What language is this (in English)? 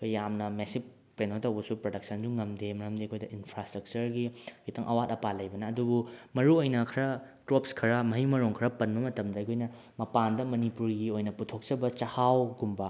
Manipuri